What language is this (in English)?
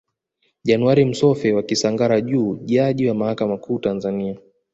Swahili